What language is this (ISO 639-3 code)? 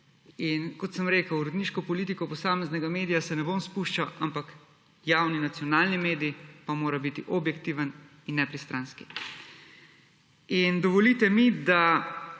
slv